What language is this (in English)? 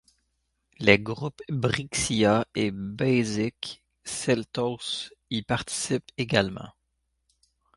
French